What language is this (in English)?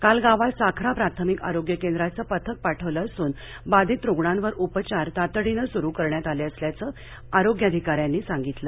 Marathi